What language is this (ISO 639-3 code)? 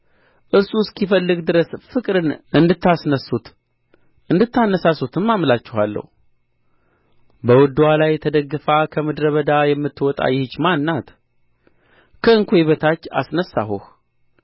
amh